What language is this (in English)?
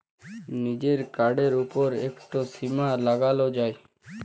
Bangla